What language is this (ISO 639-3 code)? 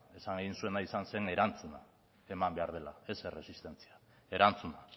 eus